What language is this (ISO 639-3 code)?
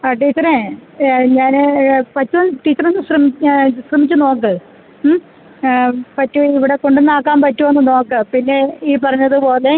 mal